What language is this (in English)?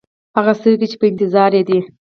Pashto